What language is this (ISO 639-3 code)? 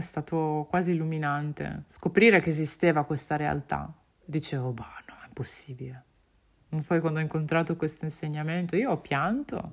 ita